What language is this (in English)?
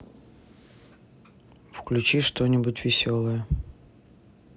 Russian